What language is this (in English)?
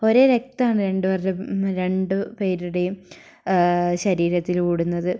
Malayalam